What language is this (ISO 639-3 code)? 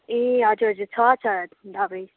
nep